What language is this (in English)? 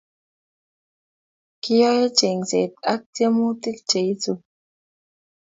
Kalenjin